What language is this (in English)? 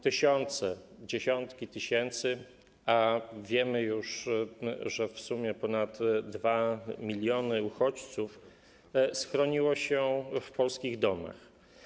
Polish